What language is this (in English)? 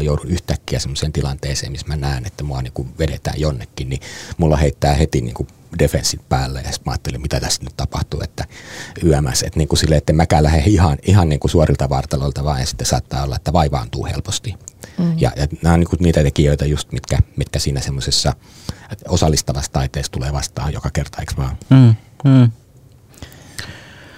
Finnish